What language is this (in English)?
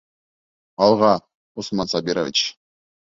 Bashkir